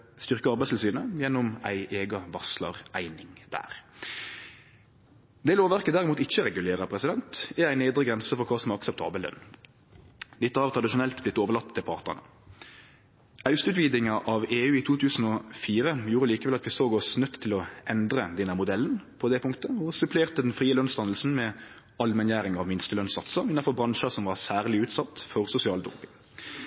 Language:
Norwegian Nynorsk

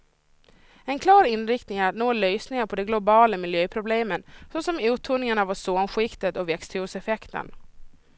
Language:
Swedish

